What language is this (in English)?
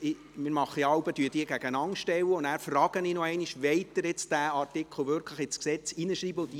Swiss German